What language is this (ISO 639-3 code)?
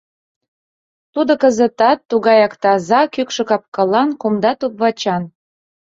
chm